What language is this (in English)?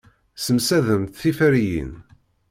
Kabyle